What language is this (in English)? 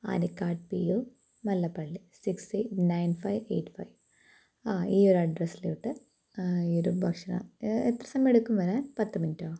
Malayalam